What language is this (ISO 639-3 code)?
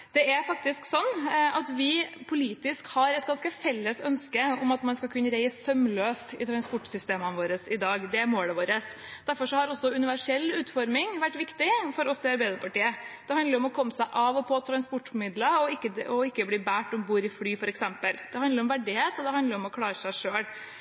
nob